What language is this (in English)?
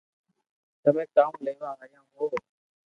Loarki